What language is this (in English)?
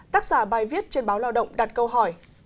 Vietnamese